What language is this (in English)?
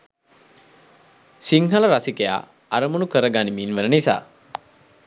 Sinhala